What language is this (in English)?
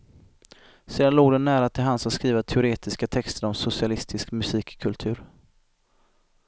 Swedish